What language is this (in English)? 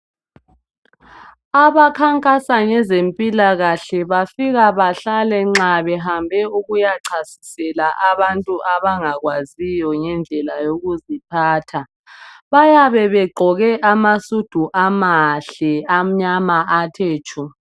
North Ndebele